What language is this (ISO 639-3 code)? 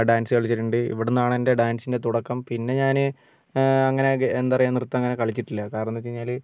mal